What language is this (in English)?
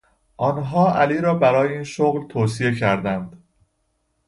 Persian